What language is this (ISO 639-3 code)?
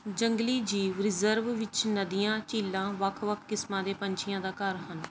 pan